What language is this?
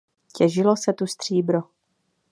Czech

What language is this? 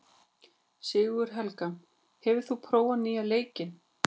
Icelandic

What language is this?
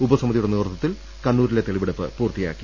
Malayalam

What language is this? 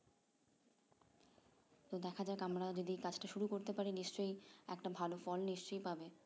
Bangla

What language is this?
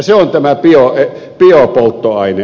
Finnish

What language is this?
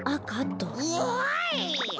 Japanese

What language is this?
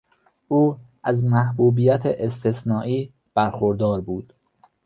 Persian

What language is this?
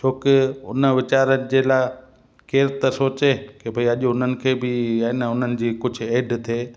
Sindhi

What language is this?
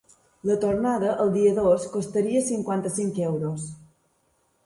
Catalan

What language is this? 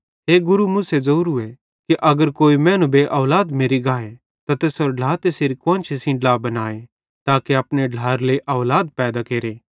Bhadrawahi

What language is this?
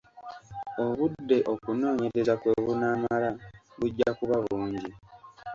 Ganda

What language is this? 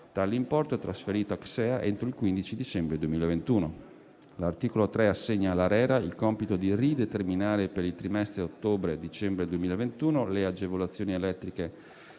Italian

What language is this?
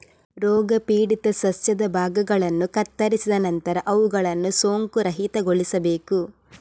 Kannada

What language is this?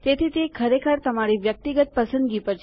Gujarati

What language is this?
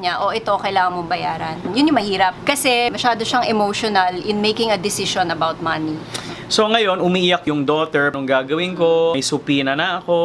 Filipino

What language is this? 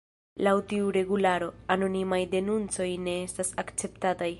Esperanto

